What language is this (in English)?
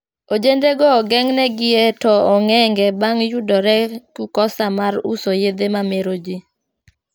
Luo (Kenya and Tanzania)